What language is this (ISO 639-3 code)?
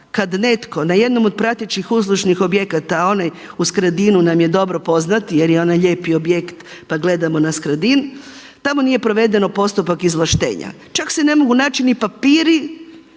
hrv